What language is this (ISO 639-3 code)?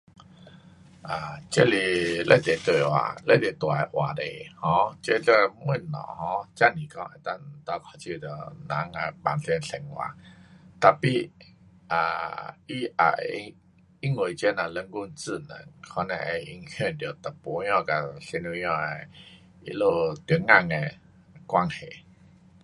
cpx